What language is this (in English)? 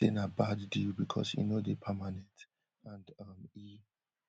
Nigerian Pidgin